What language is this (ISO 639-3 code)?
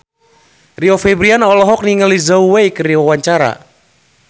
sun